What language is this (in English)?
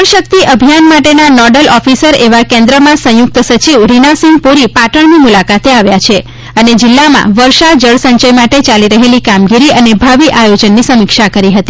Gujarati